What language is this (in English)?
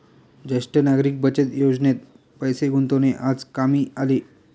Marathi